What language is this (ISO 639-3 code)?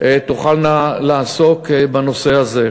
heb